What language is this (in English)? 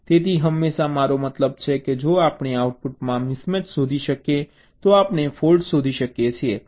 Gujarati